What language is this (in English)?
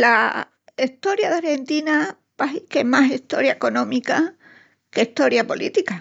Extremaduran